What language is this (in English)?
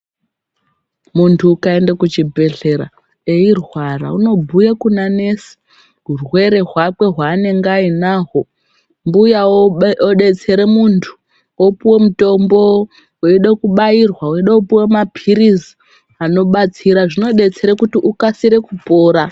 Ndau